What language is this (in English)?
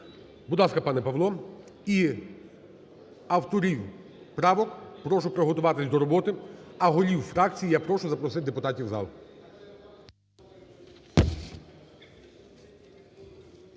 Ukrainian